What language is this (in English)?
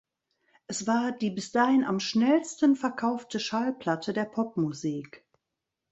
German